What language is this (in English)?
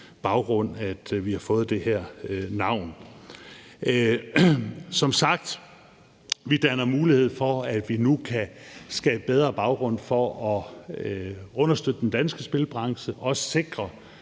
Danish